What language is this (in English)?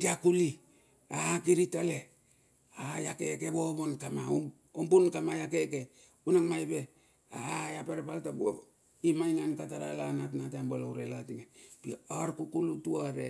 Bilur